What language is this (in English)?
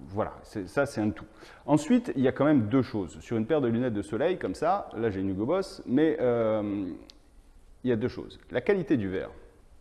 French